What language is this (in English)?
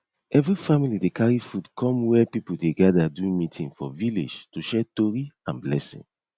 Nigerian Pidgin